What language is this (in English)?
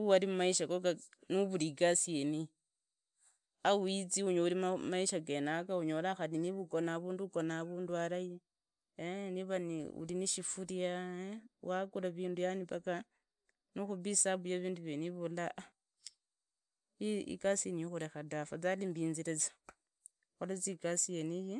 Idakho-Isukha-Tiriki